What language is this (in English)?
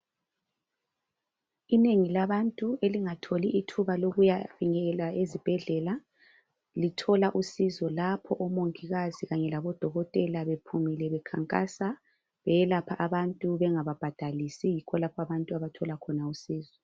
North Ndebele